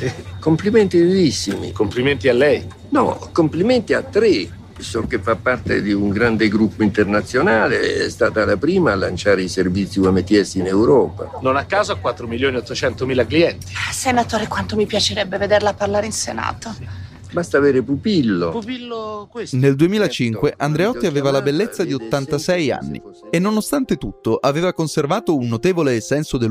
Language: Italian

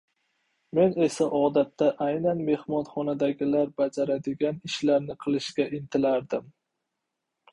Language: Uzbek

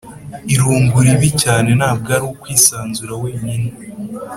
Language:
Kinyarwanda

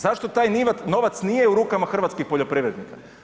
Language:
Croatian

